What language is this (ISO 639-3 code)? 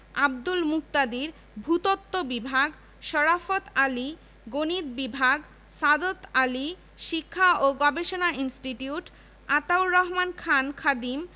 ben